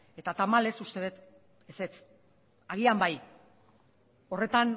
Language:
Basque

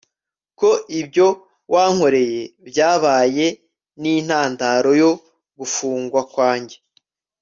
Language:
Kinyarwanda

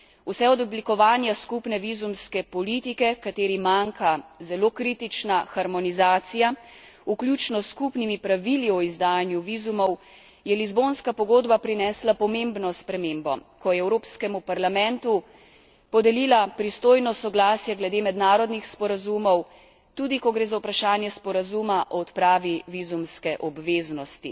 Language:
Slovenian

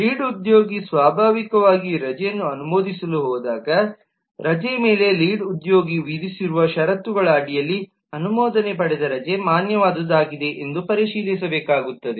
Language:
Kannada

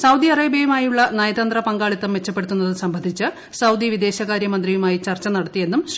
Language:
Malayalam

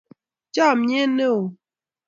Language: Kalenjin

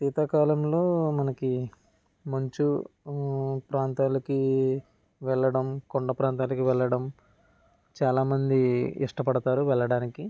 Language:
Telugu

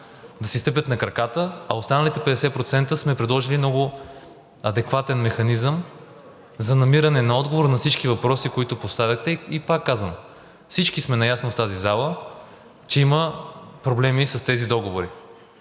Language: Bulgarian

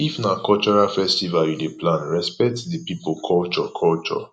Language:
Nigerian Pidgin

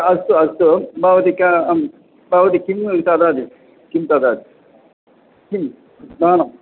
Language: Sanskrit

